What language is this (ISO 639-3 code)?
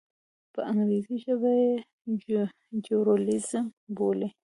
pus